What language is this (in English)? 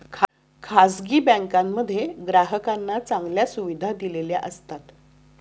Marathi